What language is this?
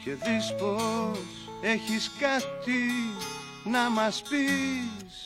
Greek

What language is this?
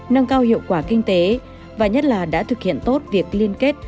Vietnamese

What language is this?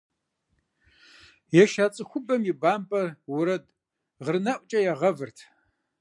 Kabardian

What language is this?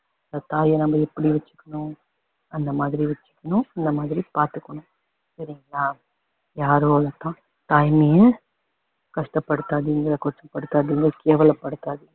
Tamil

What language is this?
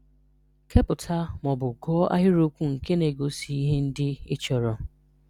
Igbo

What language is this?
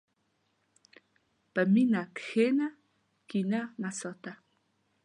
Pashto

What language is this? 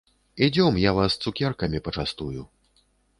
Belarusian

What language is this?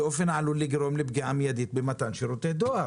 Hebrew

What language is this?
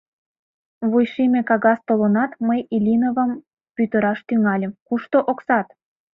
Mari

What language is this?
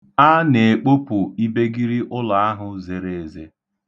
Igbo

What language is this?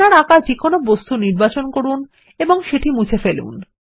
Bangla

